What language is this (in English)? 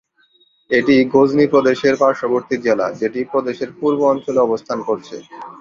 Bangla